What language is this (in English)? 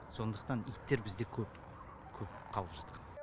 Kazakh